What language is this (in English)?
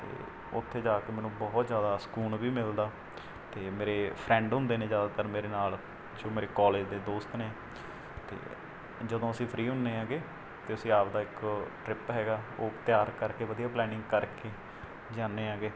Punjabi